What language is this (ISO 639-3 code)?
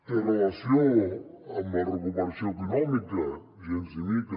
cat